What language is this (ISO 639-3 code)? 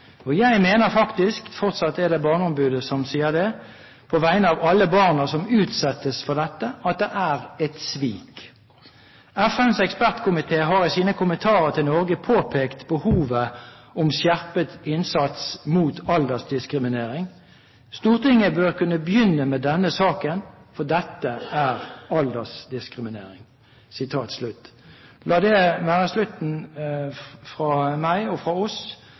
nob